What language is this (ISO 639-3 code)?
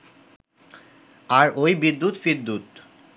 ben